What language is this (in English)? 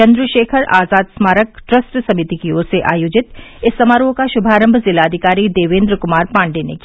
Hindi